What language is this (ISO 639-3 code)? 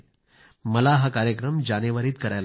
mar